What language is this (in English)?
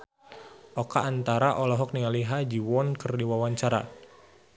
Sundanese